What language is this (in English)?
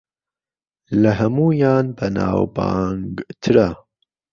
Central Kurdish